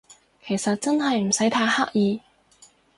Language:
Cantonese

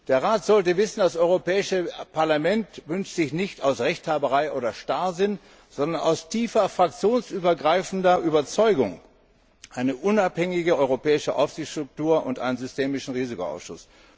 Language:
German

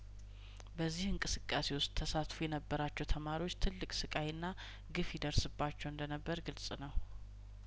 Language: Amharic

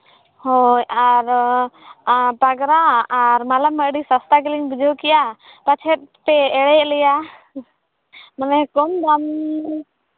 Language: Santali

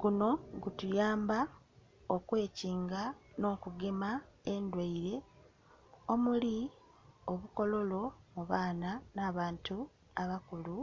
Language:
Soga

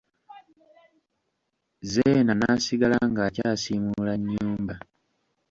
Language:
Ganda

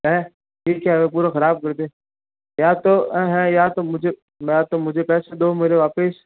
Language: Hindi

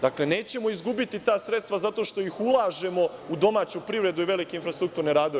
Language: Serbian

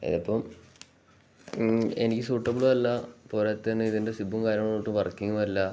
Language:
Malayalam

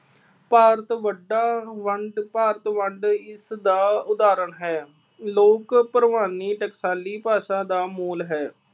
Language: Punjabi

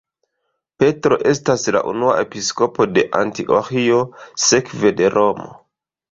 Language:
Esperanto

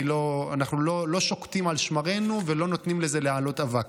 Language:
Hebrew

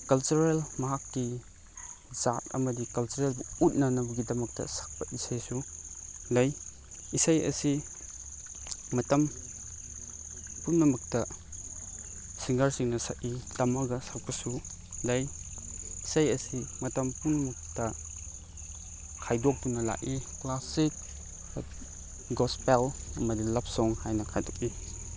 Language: Manipuri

